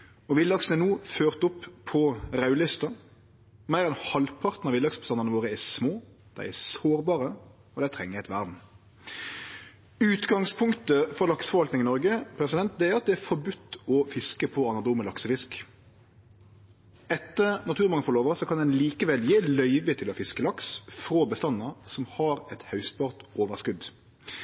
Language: Norwegian Nynorsk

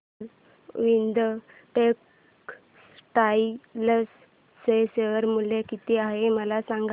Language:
Marathi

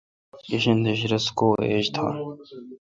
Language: Kalkoti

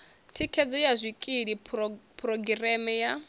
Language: Venda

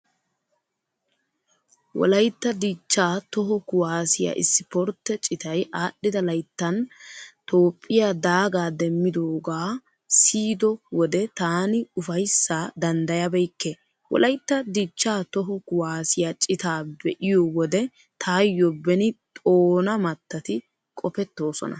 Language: Wolaytta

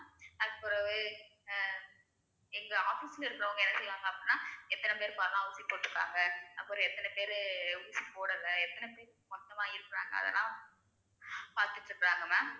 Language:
Tamil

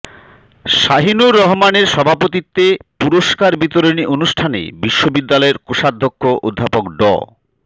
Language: Bangla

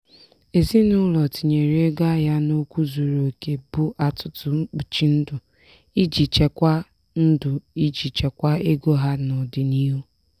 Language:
Igbo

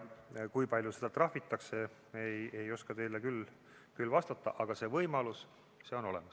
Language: Estonian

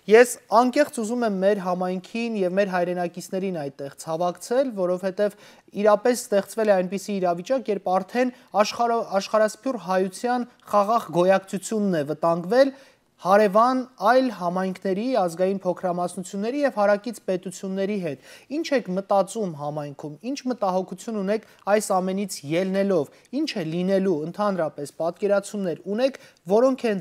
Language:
Romanian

